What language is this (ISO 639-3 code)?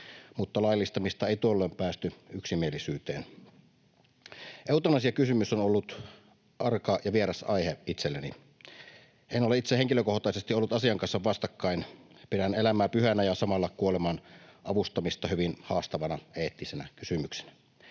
fin